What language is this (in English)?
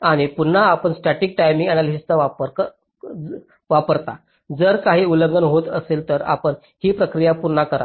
Marathi